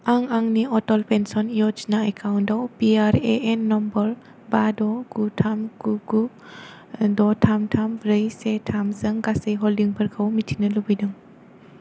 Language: Bodo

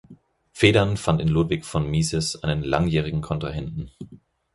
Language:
German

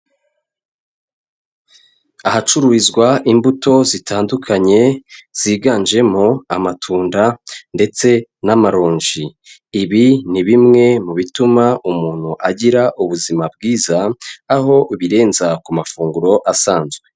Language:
Kinyarwanda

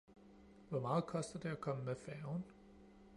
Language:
Danish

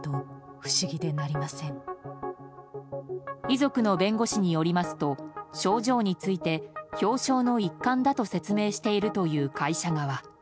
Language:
Japanese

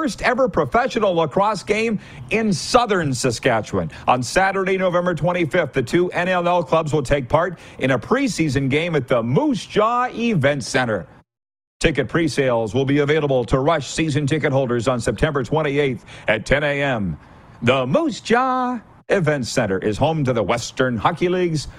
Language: English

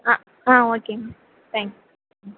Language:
Tamil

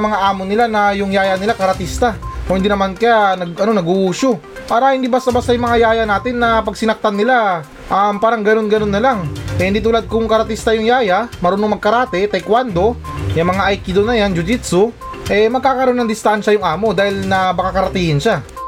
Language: Filipino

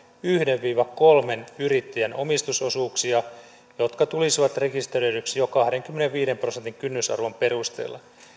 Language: Finnish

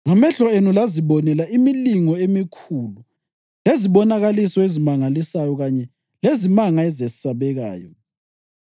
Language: North Ndebele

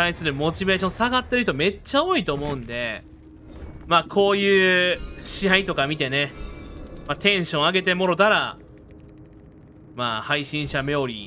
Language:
Japanese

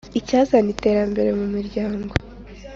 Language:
Kinyarwanda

